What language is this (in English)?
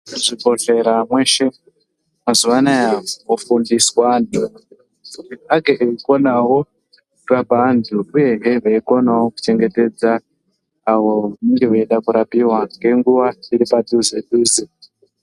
Ndau